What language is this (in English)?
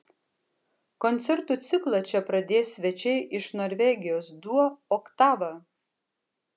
Lithuanian